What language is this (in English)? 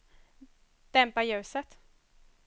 Swedish